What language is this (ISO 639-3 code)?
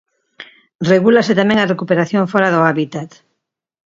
glg